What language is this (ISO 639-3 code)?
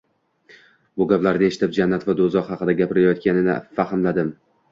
uzb